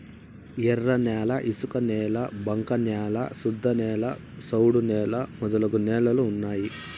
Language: Telugu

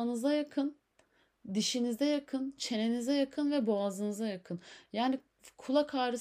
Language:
Turkish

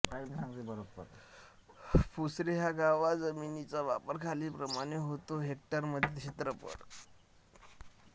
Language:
Marathi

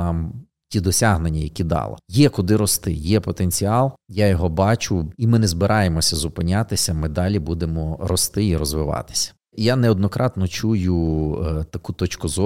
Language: Ukrainian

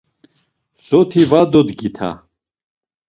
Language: Laz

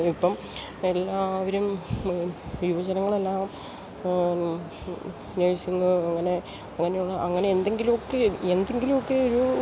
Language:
Malayalam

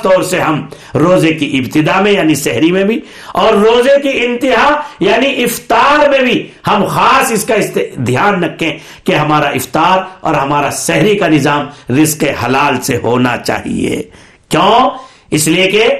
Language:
Urdu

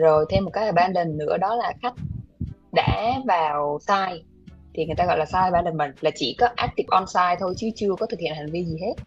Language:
Vietnamese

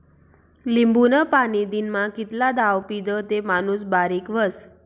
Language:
Marathi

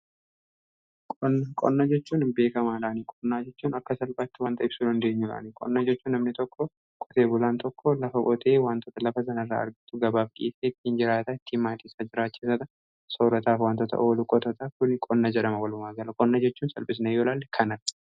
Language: Oromo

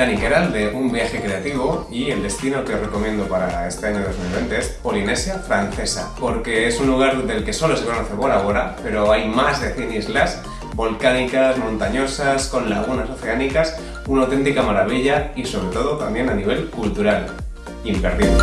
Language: Spanish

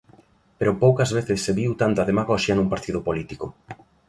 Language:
Galician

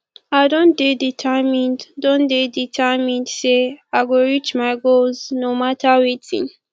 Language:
Nigerian Pidgin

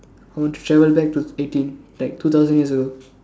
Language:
English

